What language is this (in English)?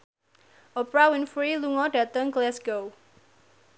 Javanese